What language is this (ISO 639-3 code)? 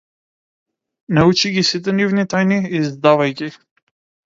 mkd